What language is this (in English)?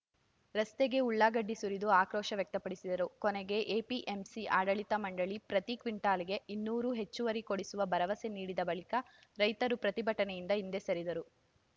Kannada